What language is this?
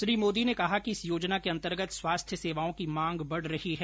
Hindi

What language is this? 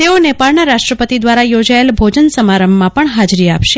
Gujarati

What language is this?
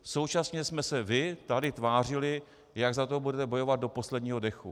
Czech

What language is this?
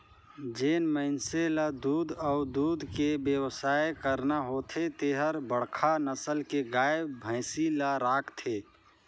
Chhattisgarhi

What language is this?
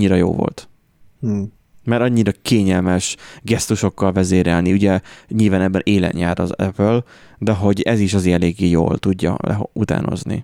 Hungarian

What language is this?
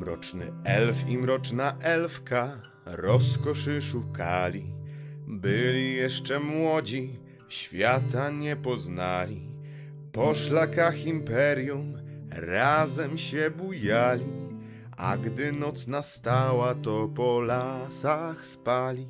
Polish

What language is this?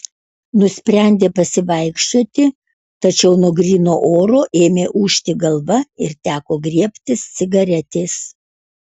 Lithuanian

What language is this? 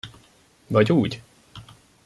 Hungarian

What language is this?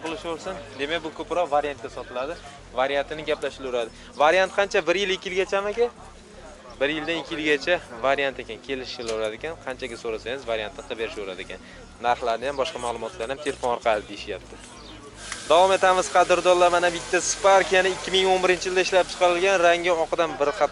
Turkish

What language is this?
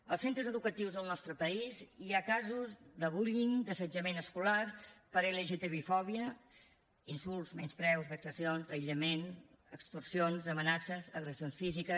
Catalan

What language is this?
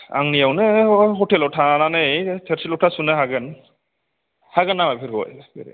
Bodo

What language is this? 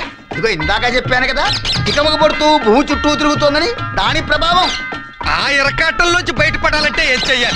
Indonesian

